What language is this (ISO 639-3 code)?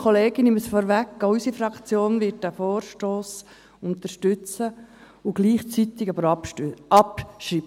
gsw